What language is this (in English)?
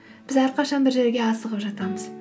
Kazakh